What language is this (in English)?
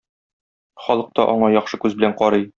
Tatar